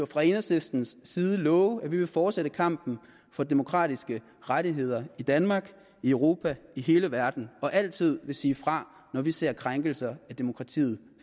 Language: Danish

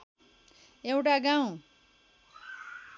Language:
Nepali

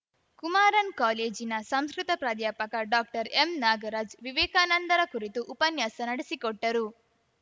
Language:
Kannada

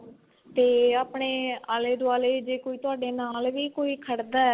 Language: Punjabi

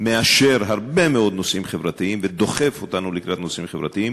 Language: Hebrew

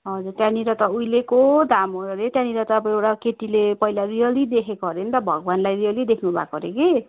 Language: Nepali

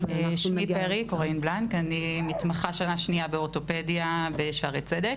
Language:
Hebrew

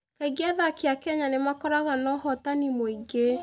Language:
Kikuyu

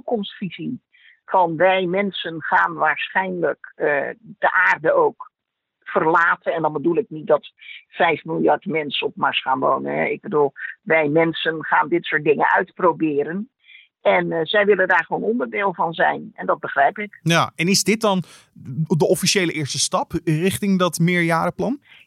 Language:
Dutch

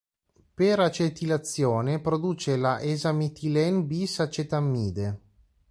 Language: Italian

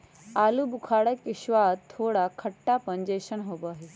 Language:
Magahi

